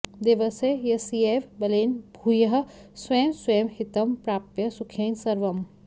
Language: Sanskrit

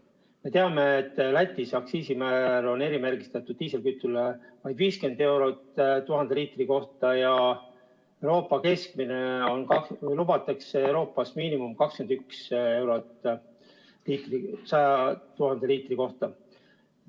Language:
Estonian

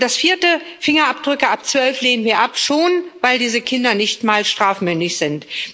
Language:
German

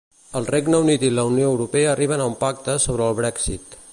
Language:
Catalan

